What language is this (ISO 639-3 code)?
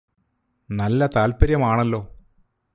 mal